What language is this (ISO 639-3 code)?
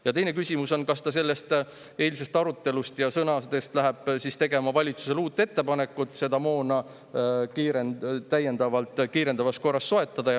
est